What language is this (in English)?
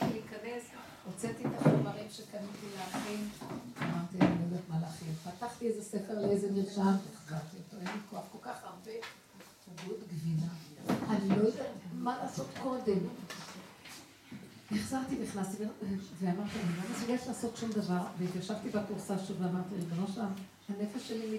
Hebrew